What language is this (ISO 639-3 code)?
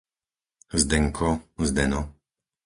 slk